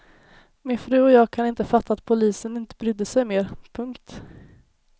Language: Swedish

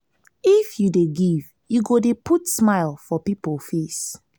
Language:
Nigerian Pidgin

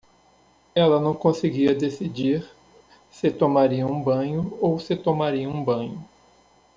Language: Portuguese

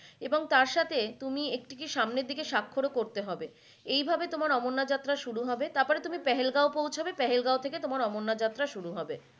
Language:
Bangla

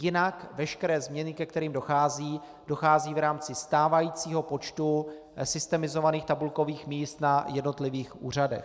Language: Czech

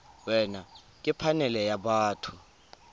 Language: Tswana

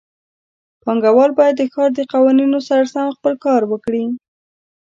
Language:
Pashto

